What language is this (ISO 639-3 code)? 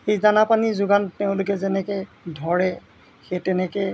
asm